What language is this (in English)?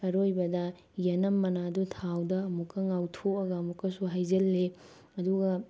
Manipuri